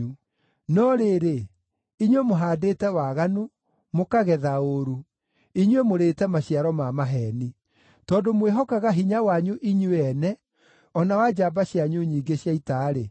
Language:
Kikuyu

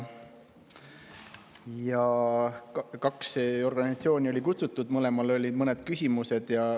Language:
Estonian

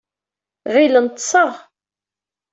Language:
Kabyle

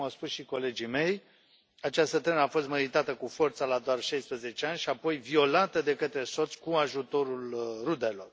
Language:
Romanian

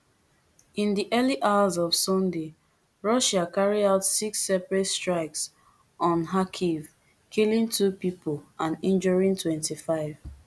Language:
Nigerian Pidgin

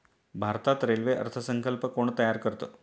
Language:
Marathi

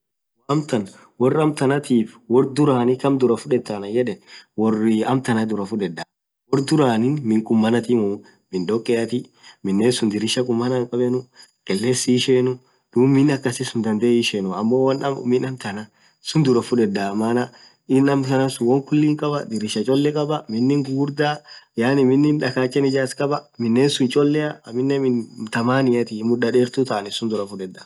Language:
Orma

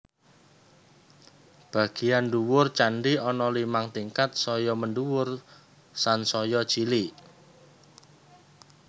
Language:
Javanese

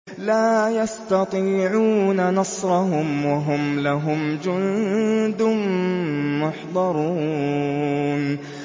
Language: Arabic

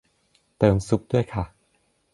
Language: Thai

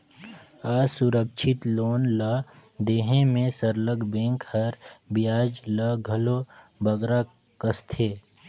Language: Chhattisgarhi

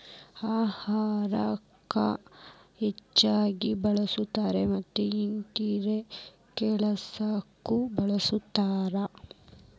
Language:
Kannada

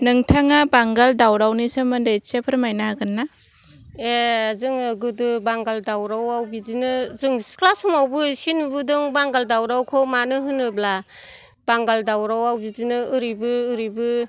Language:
Bodo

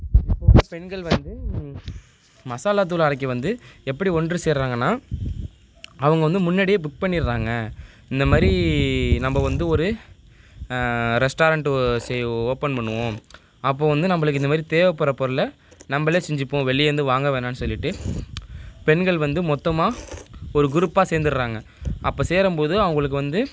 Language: Tamil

